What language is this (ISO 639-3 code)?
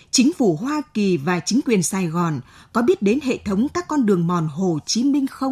vie